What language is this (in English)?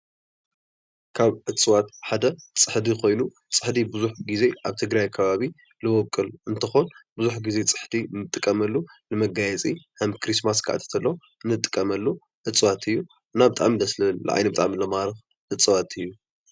Tigrinya